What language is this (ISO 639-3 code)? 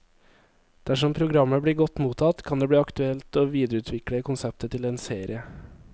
nor